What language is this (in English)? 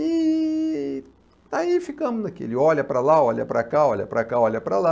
Portuguese